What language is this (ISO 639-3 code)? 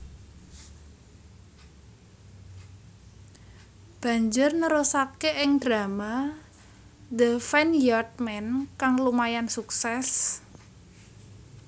jav